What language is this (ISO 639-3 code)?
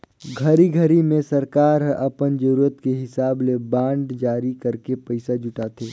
hne